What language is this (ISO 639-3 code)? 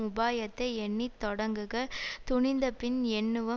tam